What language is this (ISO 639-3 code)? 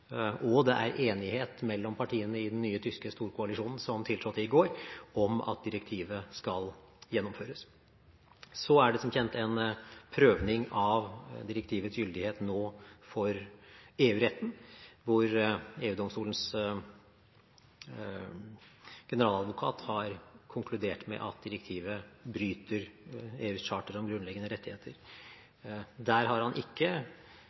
nob